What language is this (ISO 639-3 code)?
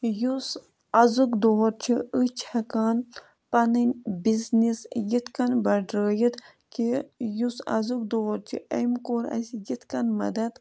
kas